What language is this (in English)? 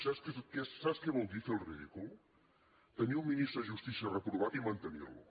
Catalan